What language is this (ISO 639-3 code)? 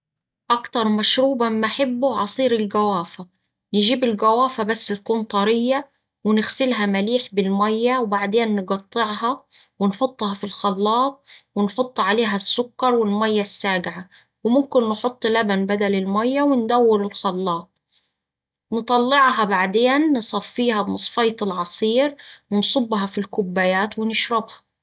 aec